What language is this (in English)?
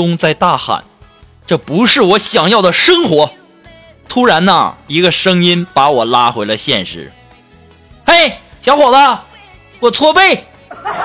Chinese